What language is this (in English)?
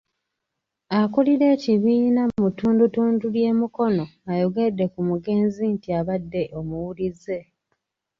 Ganda